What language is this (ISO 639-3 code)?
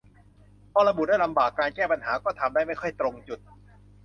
tha